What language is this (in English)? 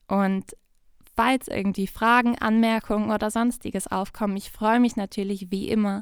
German